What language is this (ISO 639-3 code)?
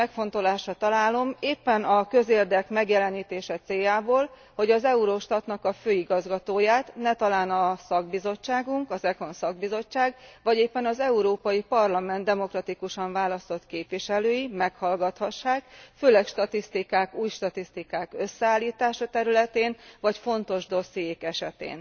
hun